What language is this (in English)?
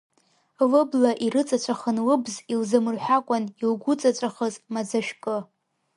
Abkhazian